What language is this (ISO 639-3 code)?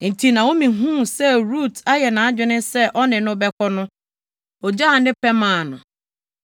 aka